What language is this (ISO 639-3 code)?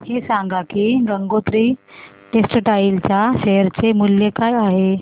mar